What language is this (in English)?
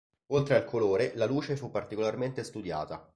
Italian